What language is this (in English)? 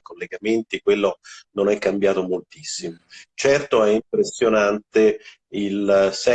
Italian